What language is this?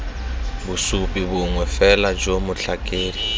Tswana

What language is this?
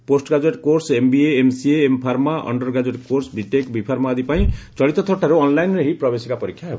Odia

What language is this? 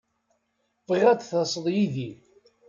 Kabyle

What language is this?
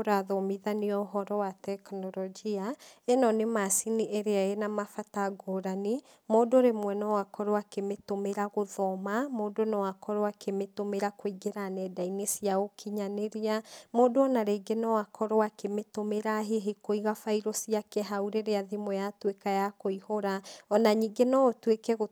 Kikuyu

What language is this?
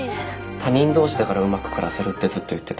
Japanese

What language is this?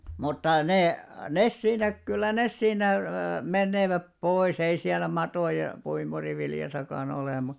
Finnish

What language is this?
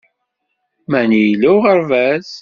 Kabyle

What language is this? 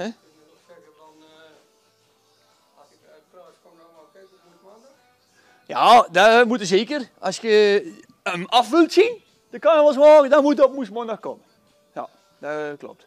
Dutch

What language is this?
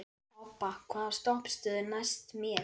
Icelandic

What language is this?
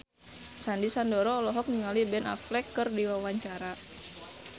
Sundanese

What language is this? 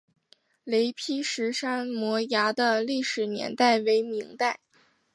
Chinese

